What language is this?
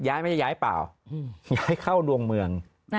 Thai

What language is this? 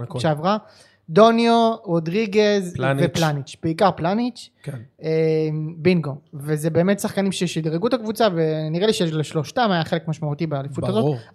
Hebrew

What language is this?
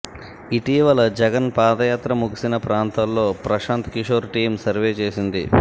Telugu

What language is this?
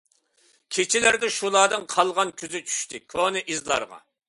Uyghur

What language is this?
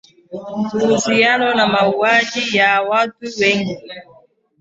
Swahili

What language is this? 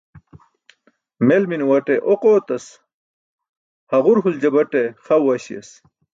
Burushaski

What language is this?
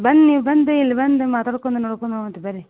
Kannada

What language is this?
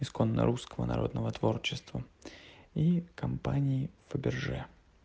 Russian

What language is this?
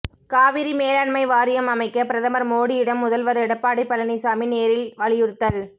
Tamil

